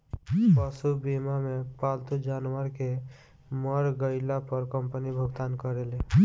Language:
Bhojpuri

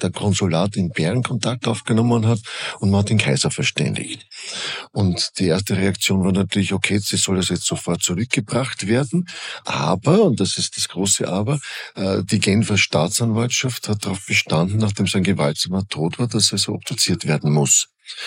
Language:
German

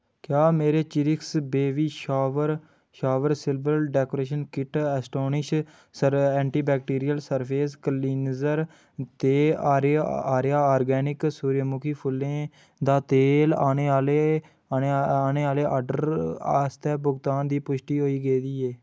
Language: Dogri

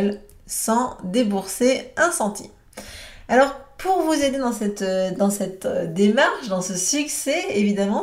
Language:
French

